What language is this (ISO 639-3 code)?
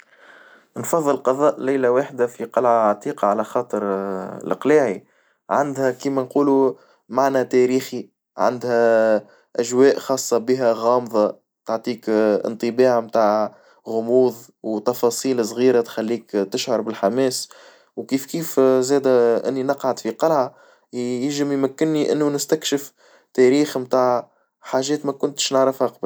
aeb